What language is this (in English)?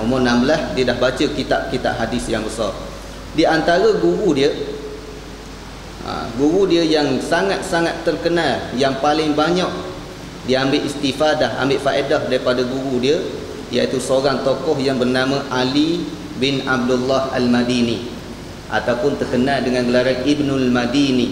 Malay